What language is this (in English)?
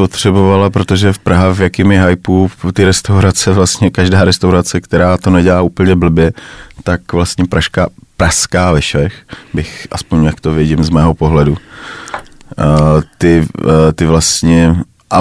Czech